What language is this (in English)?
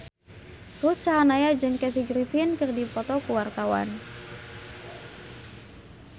Sundanese